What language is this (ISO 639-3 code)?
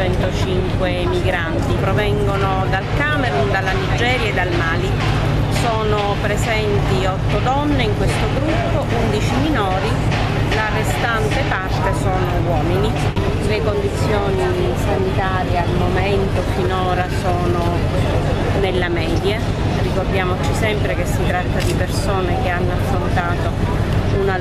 ita